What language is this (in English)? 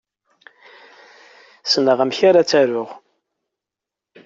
Kabyle